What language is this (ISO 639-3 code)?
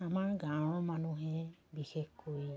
asm